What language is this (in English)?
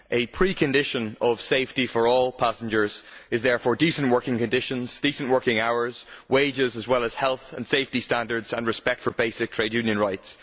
English